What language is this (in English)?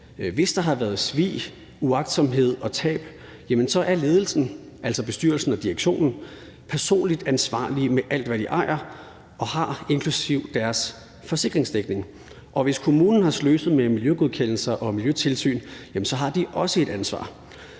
Danish